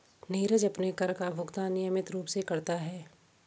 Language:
Hindi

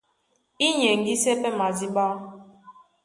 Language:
Duala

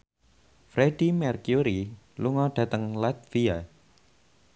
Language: Javanese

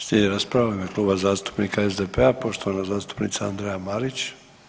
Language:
Croatian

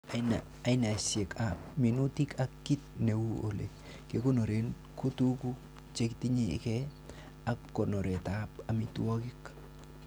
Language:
Kalenjin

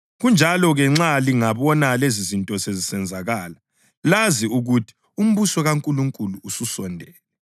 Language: North Ndebele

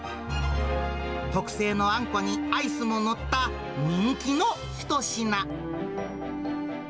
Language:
Japanese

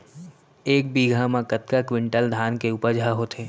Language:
Chhattisgarhi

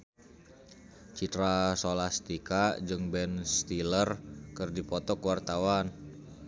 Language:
Sundanese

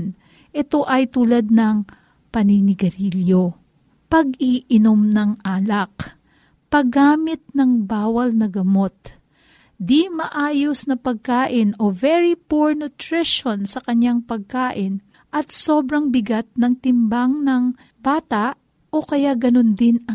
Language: Filipino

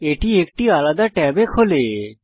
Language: Bangla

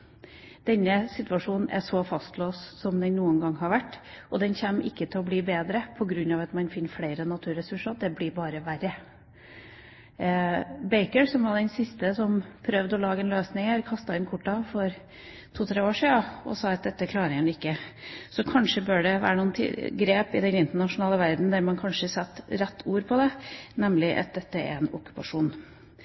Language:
Norwegian Bokmål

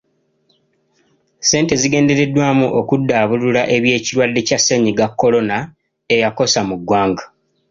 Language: Ganda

